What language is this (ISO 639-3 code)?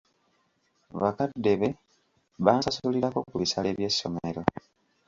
lug